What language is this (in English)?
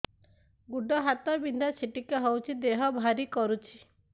Odia